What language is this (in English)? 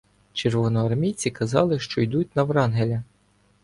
Ukrainian